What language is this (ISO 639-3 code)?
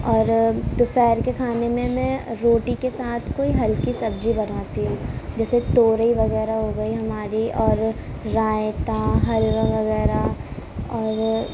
urd